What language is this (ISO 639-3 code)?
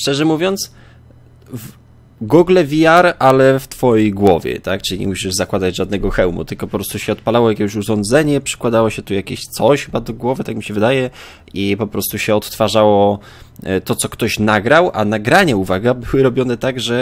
pol